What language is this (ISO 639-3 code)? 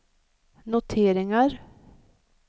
swe